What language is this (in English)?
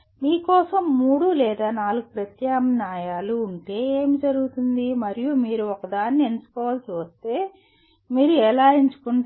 Telugu